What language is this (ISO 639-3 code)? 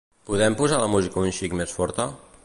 cat